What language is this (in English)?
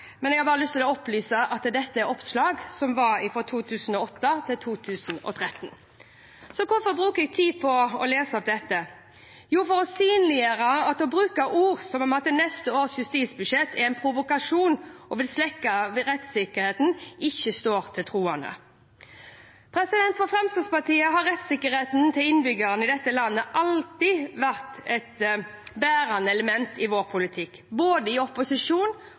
Norwegian Bokmål